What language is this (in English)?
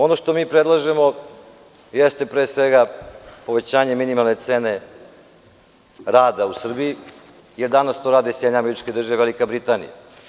Serbian